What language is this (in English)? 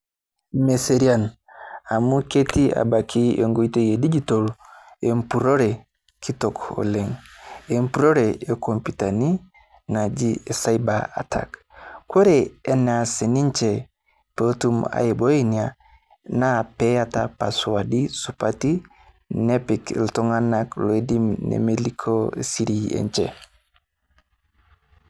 Masai